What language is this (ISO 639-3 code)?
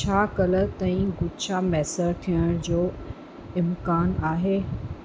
snd